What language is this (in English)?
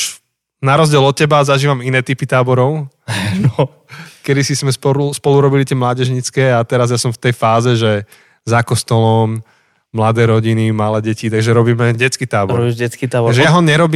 Slovak